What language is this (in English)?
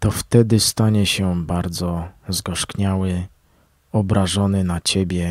Polish